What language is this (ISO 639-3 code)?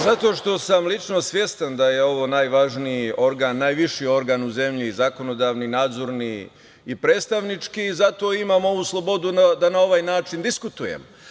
srp